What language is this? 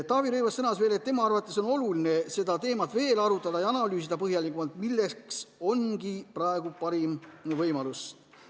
Estonian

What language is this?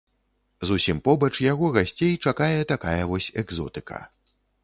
Belarusian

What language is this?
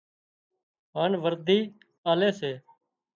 Wadiyara Koli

